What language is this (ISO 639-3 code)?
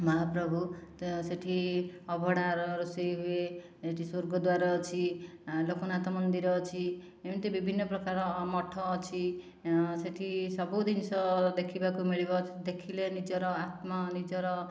ori